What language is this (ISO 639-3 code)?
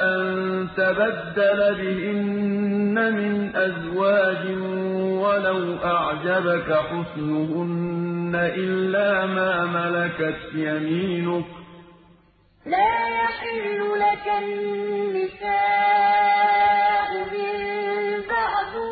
ara